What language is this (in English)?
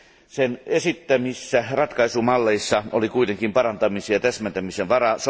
Finnish